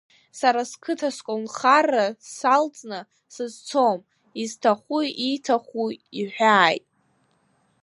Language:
Abkhazian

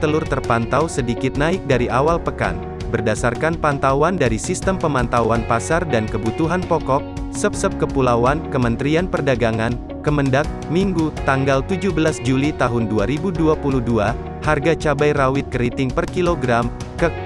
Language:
Indonesian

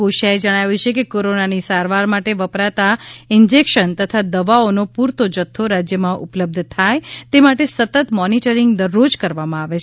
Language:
Gujarati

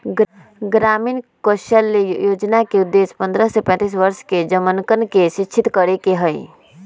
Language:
Magahi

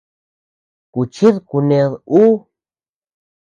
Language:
Tepeuxila Cuicatec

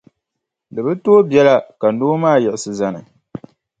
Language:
Dagbani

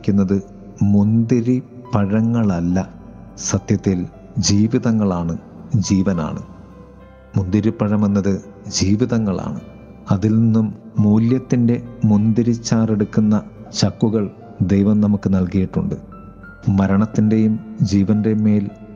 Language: Malayalam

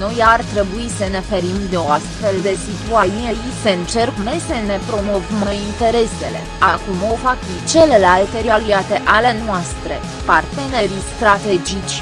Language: Romanian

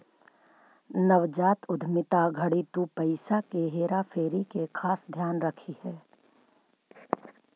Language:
Magahi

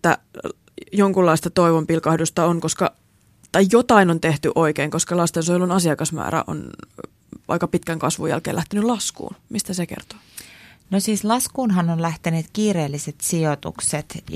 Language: Finnish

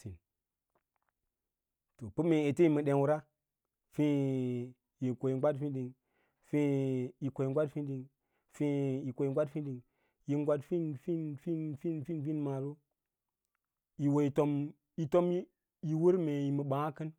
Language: Lala-Roba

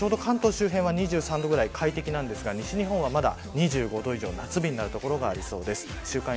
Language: Japanese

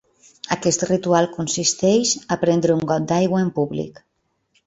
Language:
Catalan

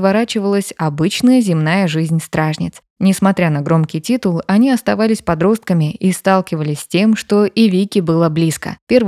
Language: Russian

